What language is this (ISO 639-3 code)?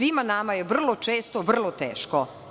srp